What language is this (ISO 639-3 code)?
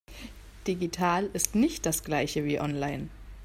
deu